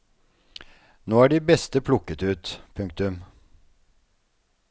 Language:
Norwegian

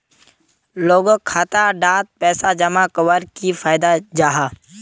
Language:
Magahi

